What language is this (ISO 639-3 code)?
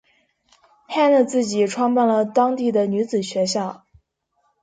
zho